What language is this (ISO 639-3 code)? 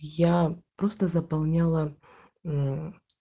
rus